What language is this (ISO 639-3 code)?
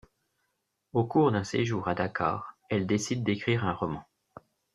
fra